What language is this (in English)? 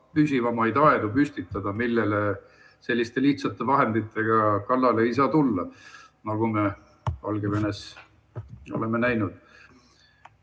Estonian